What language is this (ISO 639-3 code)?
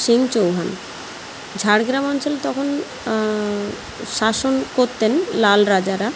ben